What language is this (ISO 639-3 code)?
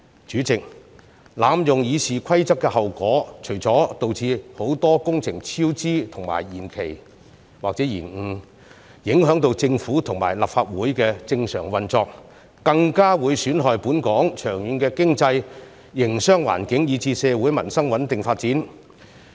yue